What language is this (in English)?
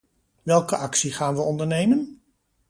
Dutch